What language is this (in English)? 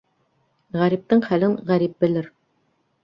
Bashkir